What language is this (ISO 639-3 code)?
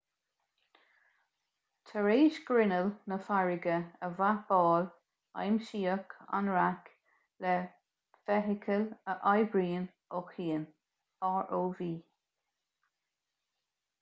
gle